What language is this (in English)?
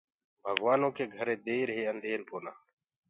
Gurgula